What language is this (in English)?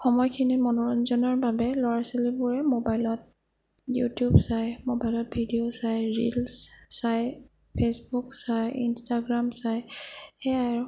Assamese